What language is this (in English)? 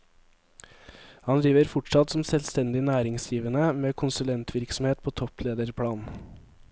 Norwegian